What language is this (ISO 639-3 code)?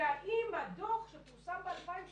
heb